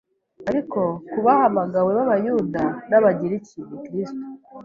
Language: Kinyarwanda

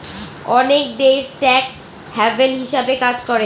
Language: Bangla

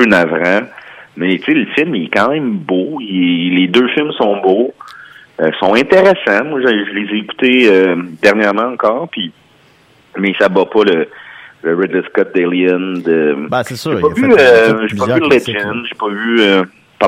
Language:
French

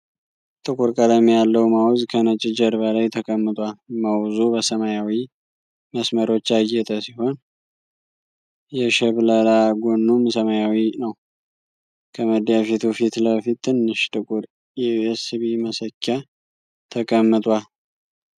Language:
Amharic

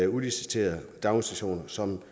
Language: Danish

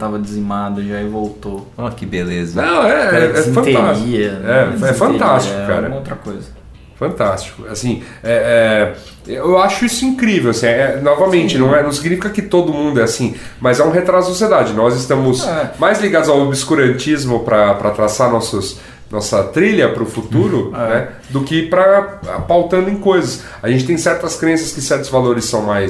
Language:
Portuguese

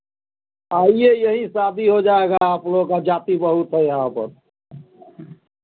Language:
Hindi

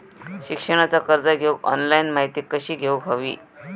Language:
Marathi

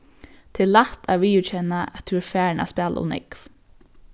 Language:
Faroese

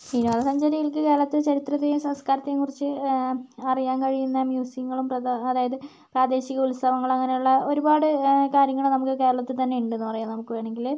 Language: Malayalam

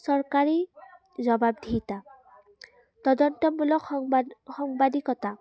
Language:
Assamese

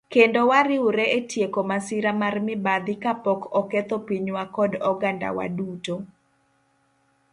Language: Luo (Kenya and Tanzania)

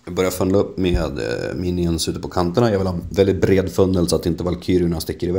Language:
Swedish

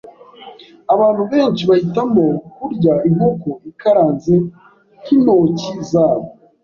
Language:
Kinyarwanda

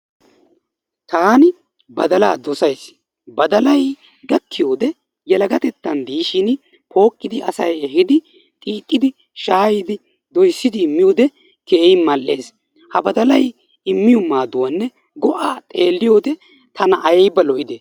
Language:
Wolaytta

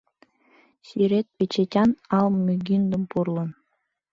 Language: Mari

